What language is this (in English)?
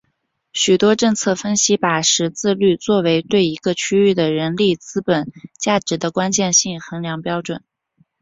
Chinese